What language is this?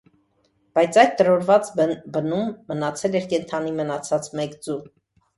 Armenian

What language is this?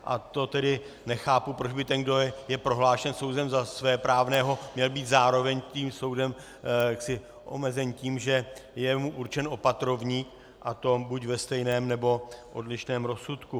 Czech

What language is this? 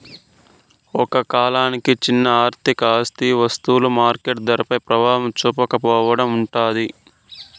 Telugu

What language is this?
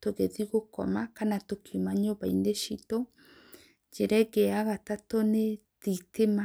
Kikuyu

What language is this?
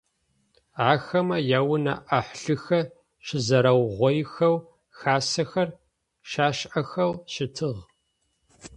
Adyghe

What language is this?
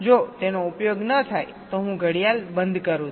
Gujarati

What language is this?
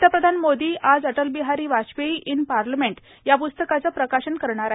Marathi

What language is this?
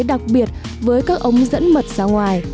Vietnamese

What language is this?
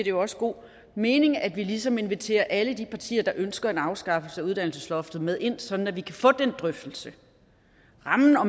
Danish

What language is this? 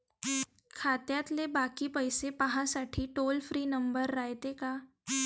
Marathi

